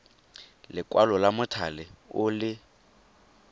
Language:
Tswana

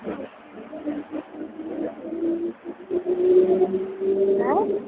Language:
Dogri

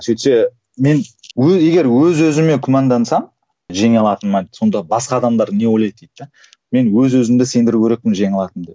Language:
Kazakh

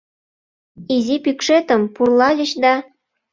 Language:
Mari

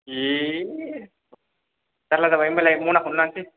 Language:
Bodo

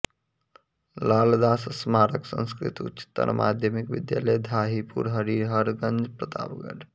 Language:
Sanskrit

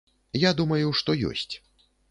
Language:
Belarusian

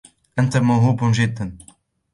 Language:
Arabic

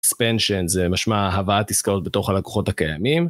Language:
Hebrew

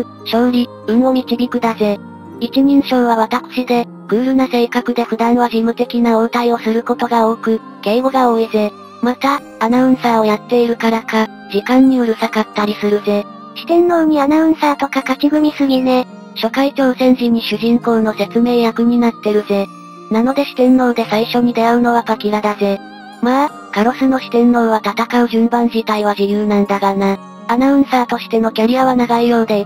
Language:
Japanese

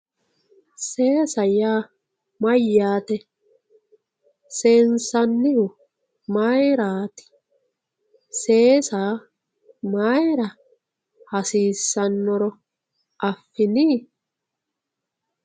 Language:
Sidamo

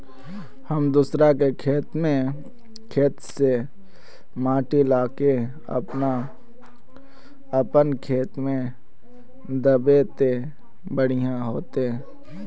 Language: Magahi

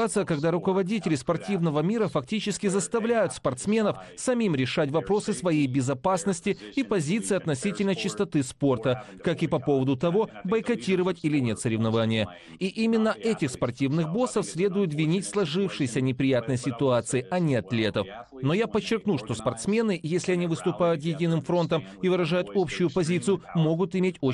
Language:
Russian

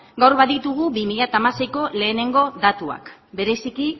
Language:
Basque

